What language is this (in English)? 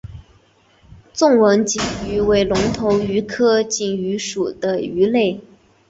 Chinese